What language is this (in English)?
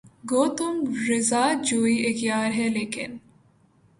Urdu